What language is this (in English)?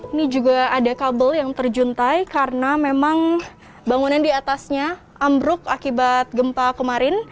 Indonesian